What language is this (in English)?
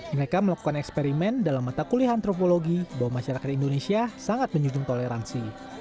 Indonesian